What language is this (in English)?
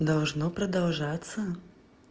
Russian